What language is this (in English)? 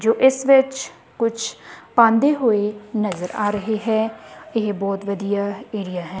Punjabi